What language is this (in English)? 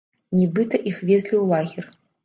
Belarusian